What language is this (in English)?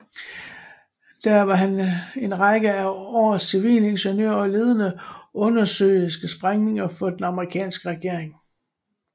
Danish